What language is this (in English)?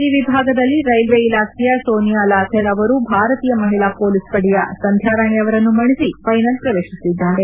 Kannada